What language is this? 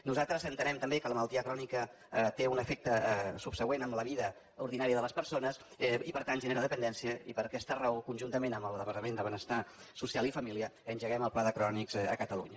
Catalan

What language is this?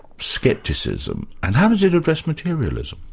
English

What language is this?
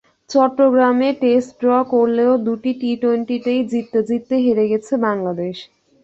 Bangla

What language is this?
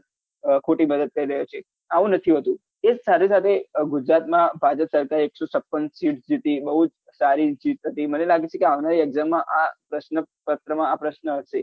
Gujarati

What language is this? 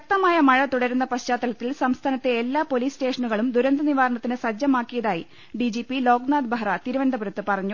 Malayalam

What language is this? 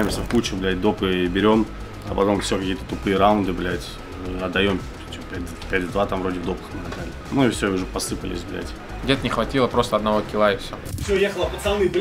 Russian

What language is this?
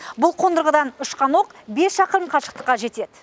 Kazakh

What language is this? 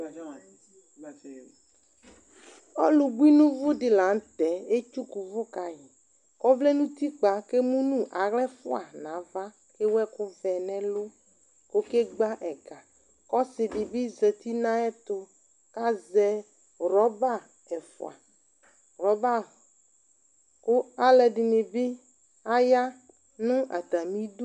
Ikposo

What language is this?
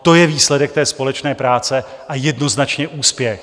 Czech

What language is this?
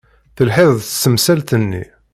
Kabyle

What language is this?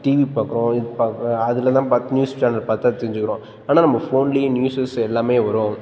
Tamil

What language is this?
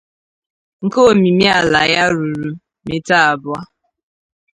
Igbo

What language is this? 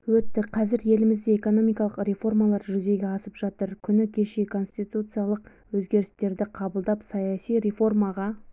Kazakh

